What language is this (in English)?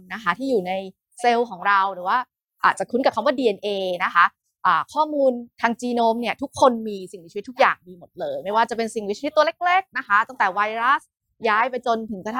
Thai